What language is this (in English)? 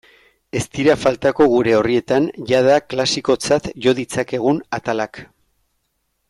Basque